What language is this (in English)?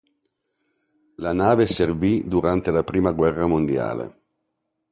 Italian